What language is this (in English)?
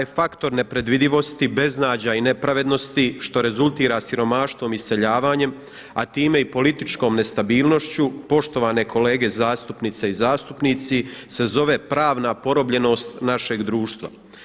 Croatian